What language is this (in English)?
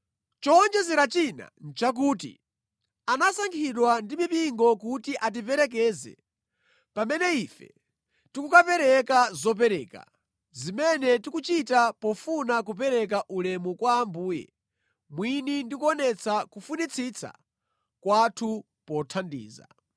Nyanja